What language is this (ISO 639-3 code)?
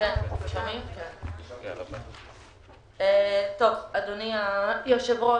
heb